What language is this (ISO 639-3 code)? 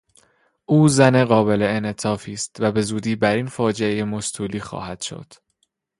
fas